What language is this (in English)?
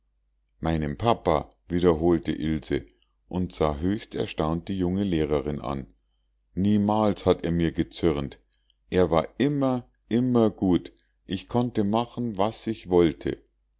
German